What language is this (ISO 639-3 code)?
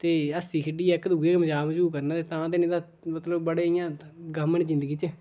doi